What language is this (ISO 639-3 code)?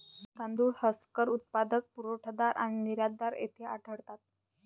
mar